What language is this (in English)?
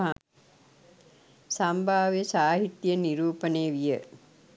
Sinhala